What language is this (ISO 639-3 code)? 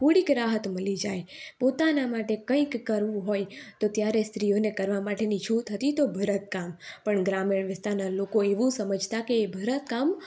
guj